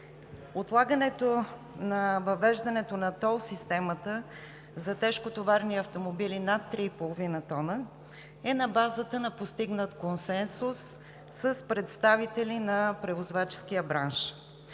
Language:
Bulgarian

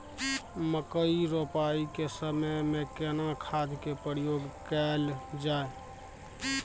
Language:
Maithili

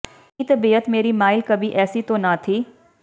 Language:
Punjabi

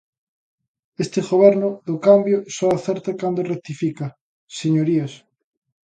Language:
Galician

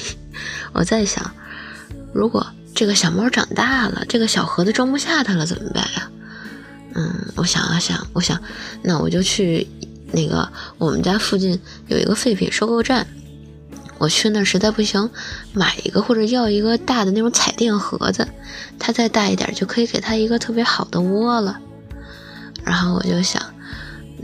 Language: Chinese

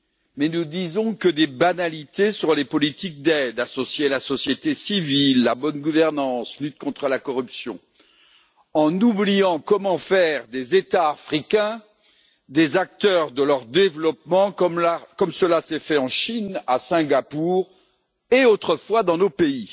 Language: French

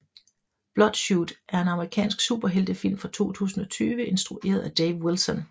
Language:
Danish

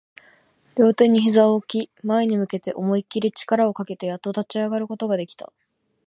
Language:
Japanese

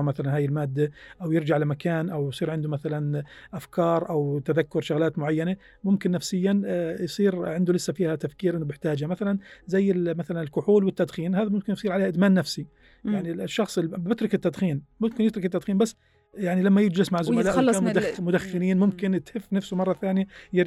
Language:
Arabic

